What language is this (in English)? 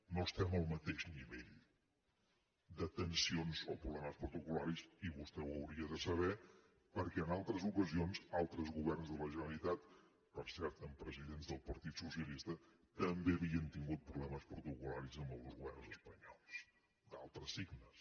Catalan